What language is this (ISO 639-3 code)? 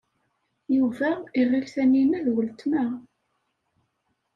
kab